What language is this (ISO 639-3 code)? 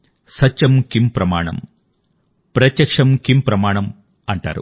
tel